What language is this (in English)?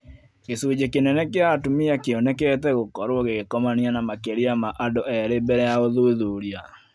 Kikuyu